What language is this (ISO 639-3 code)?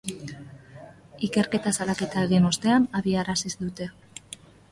eus